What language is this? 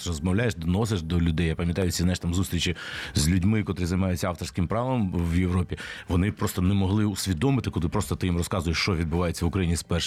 Ukrainian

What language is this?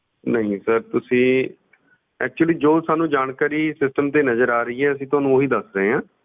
Punjabi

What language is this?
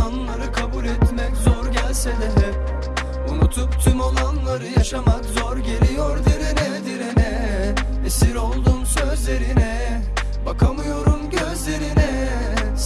Turkish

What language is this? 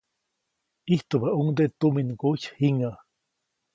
Copainalá Zoque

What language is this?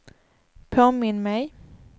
Swedish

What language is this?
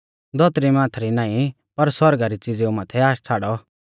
Mahasu Pahari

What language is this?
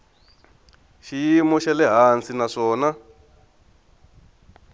Tsonga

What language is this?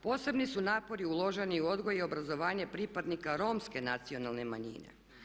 Croatian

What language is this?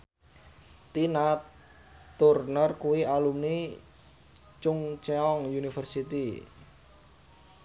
Javanese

